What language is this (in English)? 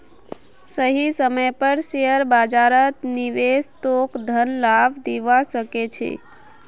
Magahi